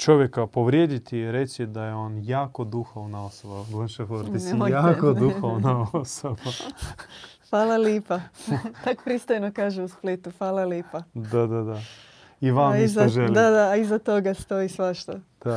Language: Croatian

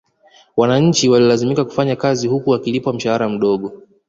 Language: Swahili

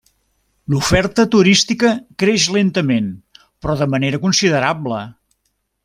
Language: Catalan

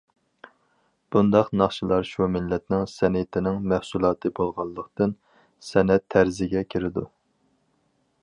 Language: Uyghur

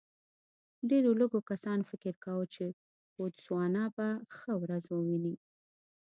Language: Pashto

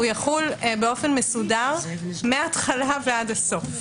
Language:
Hebrew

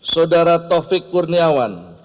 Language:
Indonesian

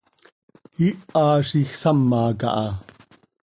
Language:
Seri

